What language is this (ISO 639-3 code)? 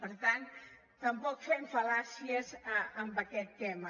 cat